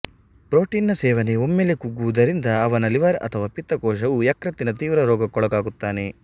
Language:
Kannada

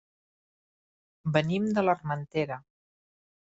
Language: Catalan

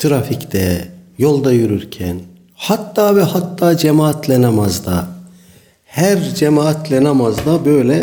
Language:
Turkish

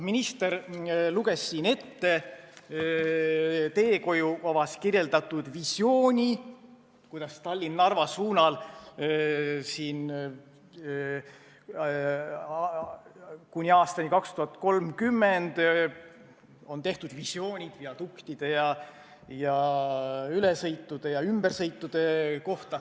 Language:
Estonian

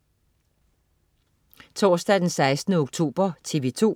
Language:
Danish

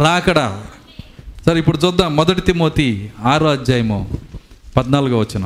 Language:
Telugu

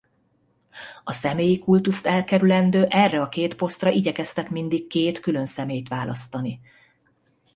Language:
Hungarian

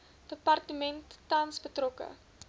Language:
Afrikaans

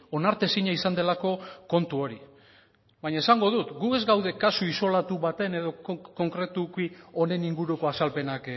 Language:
Basque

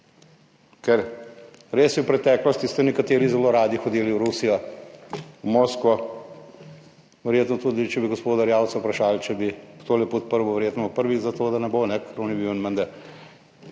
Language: Slovenian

